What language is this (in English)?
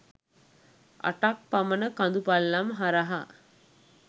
Sinhala